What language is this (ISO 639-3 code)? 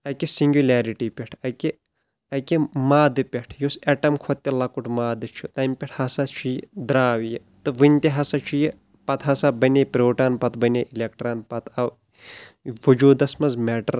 kas